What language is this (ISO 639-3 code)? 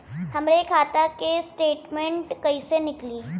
bho